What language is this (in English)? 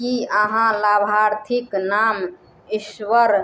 Maithili